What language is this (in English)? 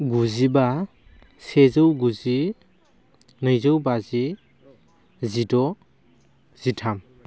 Bodo